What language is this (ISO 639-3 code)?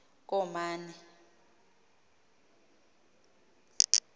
xho